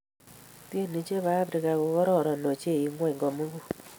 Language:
Kalenjin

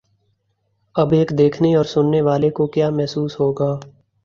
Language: Urdu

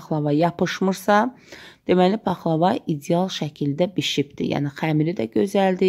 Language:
Turkish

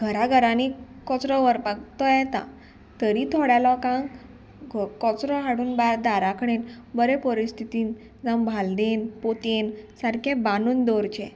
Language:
Konkani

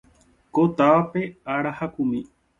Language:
Guarani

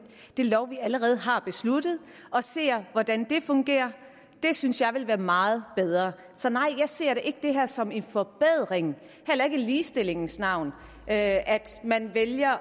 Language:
Danish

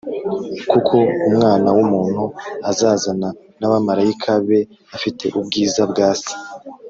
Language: Kinyarwanda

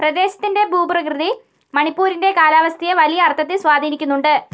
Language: Malayalam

